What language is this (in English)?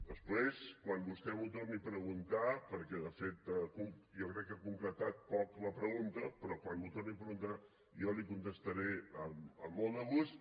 Catalan